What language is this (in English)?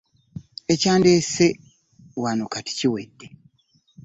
Ganda